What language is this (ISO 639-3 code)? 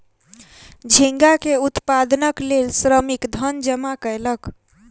mai